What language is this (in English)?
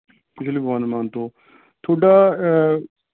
Punjabi